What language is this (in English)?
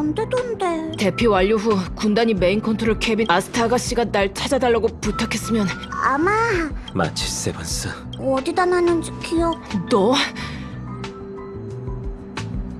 Korean